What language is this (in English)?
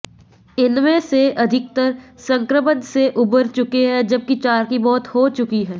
Hindi